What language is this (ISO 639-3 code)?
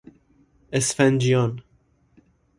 fas